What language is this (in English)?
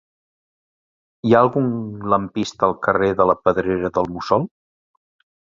Catalan